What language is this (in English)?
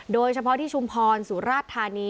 Thai